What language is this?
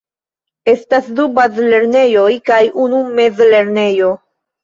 Esperanto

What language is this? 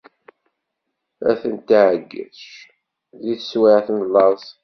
Kabyle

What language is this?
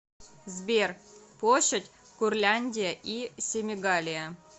Russian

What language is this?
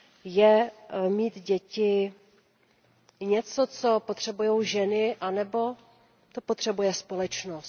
Czech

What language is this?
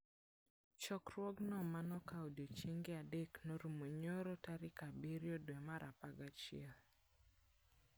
Luo (Kenya and Tanzania)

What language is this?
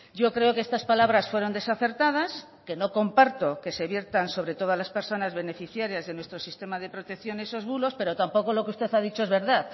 Spanish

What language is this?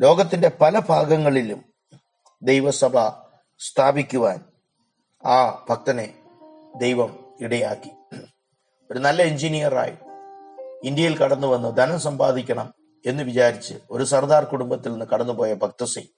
Malayalam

